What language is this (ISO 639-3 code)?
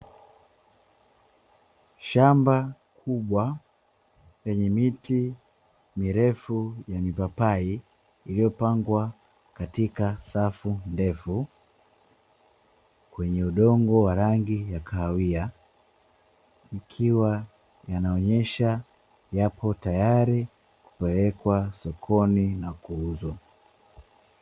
swa